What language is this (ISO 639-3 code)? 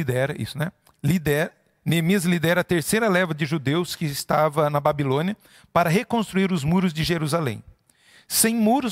por